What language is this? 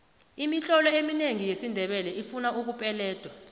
South Ndebele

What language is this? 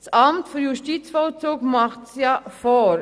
Swiss German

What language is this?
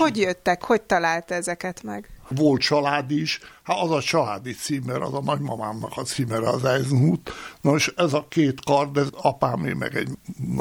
Hungarian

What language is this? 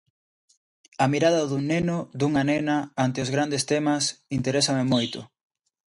Galician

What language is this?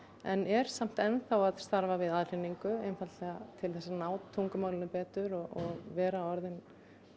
Icelandic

